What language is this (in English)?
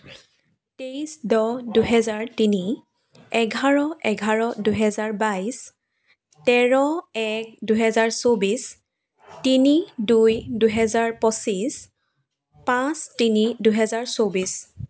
Assamese